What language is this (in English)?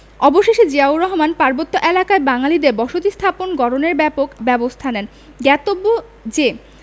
Bangla